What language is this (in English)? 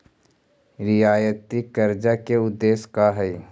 Magahi